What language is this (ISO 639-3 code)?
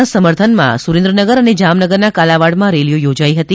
guj